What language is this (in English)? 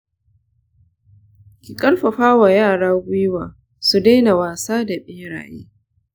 Hausa